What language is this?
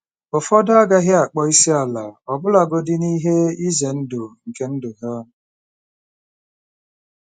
Igbo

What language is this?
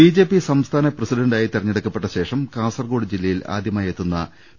Malayalam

